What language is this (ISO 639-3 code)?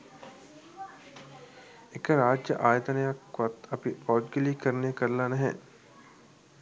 sin